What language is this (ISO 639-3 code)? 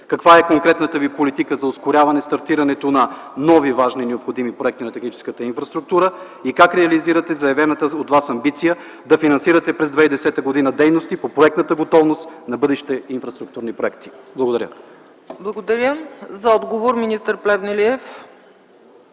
bul